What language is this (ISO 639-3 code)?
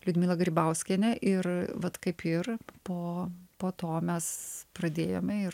lit